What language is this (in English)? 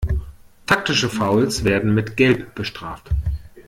German